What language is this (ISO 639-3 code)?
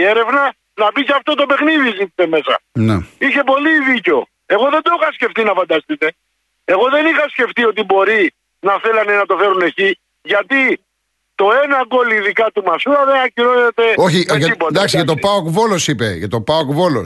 ell